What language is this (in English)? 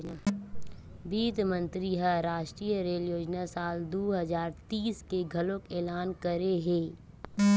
Chhattisgarhi